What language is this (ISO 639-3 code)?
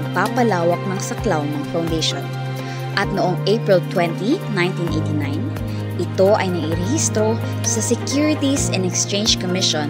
fil